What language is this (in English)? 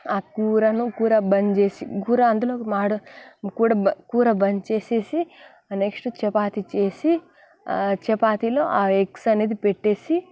Telugu